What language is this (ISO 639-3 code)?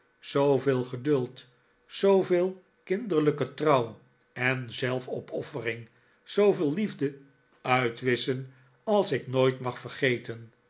nld